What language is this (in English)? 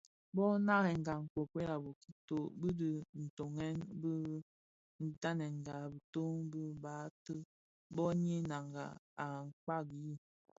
Bafia